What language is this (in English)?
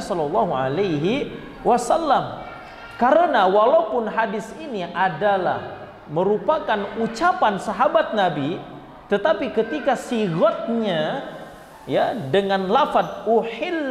Indonesian